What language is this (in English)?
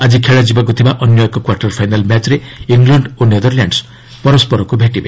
Odia